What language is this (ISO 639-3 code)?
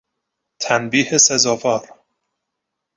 fas